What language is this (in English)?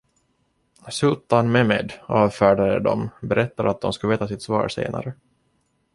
Swedish